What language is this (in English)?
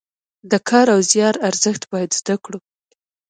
Pashto